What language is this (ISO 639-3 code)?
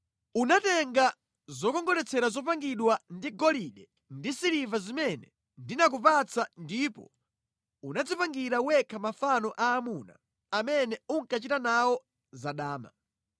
nya